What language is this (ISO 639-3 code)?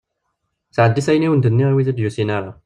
kab